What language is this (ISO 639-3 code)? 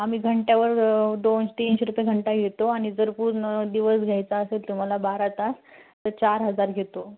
mar